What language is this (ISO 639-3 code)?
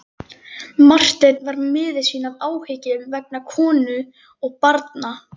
isl